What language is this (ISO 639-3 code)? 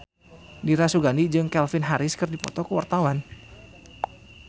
sun